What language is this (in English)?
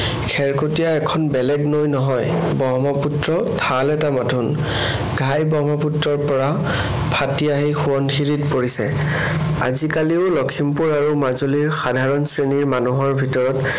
Assamese